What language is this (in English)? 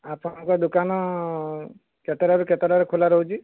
Odia